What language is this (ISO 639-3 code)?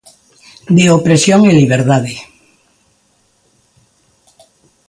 glg